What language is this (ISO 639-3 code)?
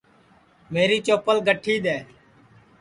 ssi